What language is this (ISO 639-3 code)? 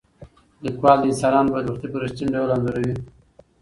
pus